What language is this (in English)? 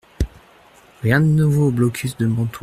French